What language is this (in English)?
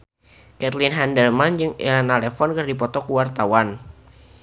Sundanese